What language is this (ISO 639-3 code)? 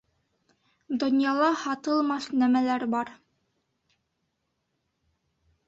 bak